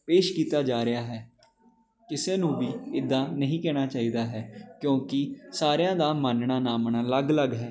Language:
Punjabi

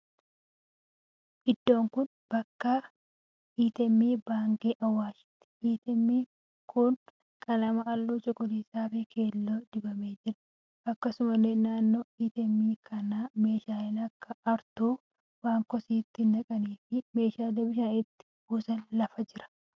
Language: Oromo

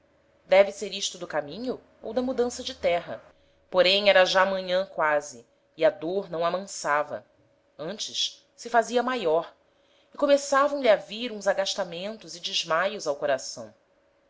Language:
Portuguese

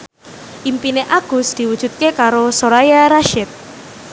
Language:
Javanese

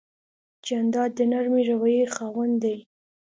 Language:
Pashto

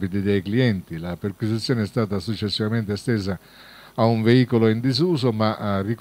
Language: Italian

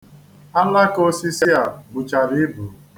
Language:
Igbo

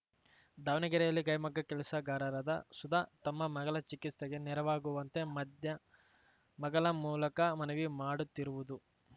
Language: Kannada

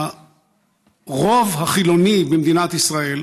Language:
Hebrew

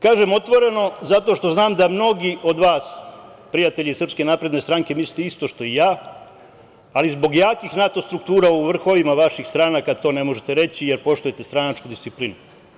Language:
Serbian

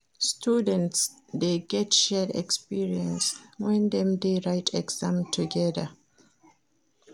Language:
Nigerian Pidgin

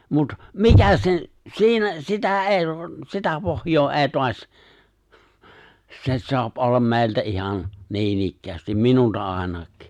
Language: Finnish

